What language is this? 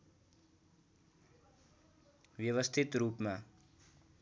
Nepali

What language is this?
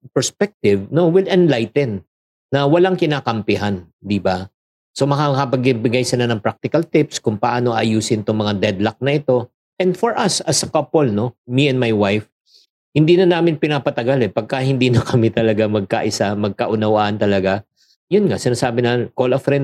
Filipino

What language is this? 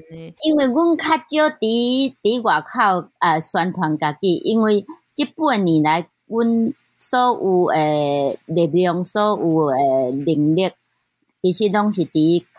Chinese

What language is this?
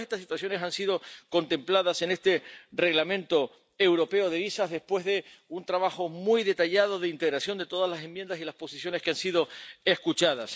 Spanish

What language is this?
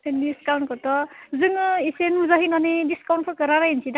Bodo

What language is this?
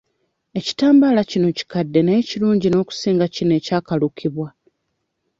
Ganda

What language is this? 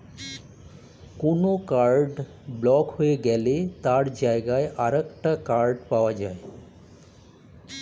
Bangla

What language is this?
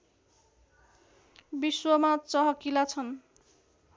Nepali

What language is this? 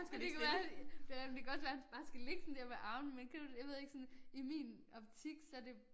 Danish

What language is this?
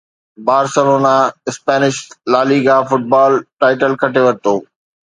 Sindhi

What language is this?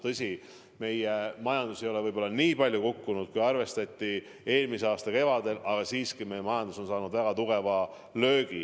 Estonian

